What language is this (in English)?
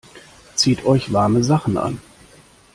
German